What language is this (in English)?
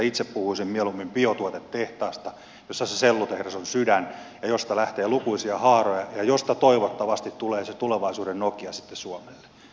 Finnish